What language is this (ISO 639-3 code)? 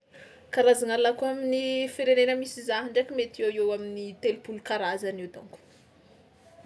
xmw